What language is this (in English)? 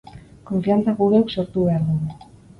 Basque